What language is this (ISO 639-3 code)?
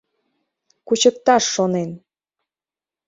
chm